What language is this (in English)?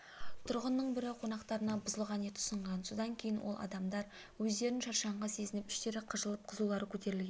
Kazakh